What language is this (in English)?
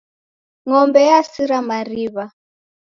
Taita